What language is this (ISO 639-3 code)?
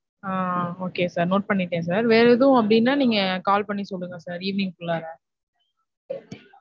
tam